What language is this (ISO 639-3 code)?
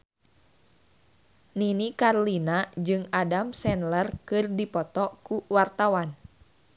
sun